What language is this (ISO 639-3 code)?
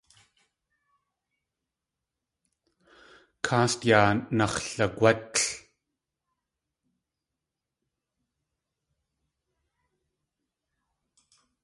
tli